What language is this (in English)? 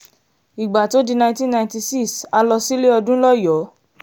Yoruba